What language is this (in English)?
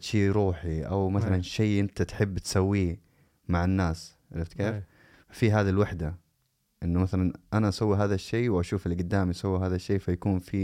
Arabic